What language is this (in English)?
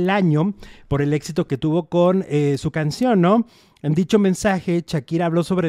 Spanish